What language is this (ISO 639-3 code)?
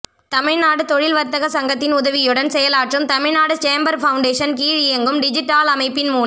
tam